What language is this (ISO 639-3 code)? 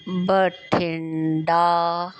pan